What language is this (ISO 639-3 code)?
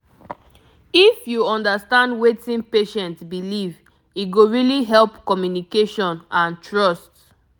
pcm